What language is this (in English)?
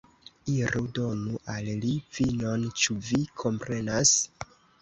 Esperanto